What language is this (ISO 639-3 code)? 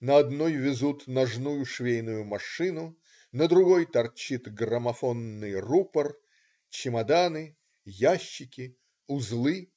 rus